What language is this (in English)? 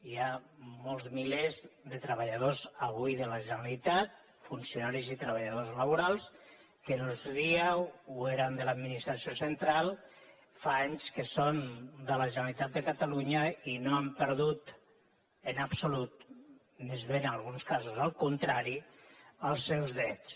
Catalan